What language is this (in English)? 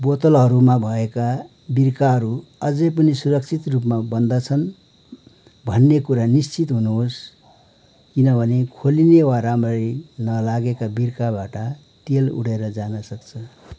Nepali